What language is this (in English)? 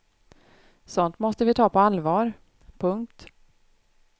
Swedish